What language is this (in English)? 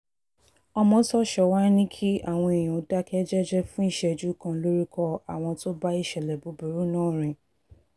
Yoruba